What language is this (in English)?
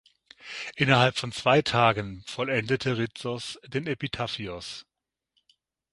German